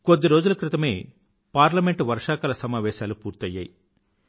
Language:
Telugu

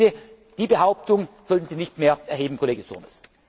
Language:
German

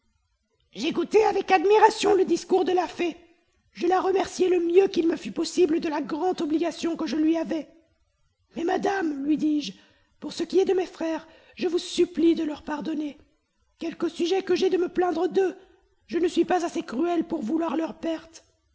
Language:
French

